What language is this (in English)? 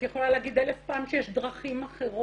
Hebrew